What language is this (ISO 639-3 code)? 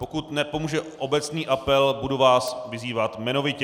ces